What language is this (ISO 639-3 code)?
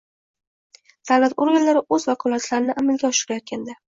uzb